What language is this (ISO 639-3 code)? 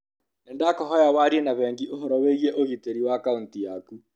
kik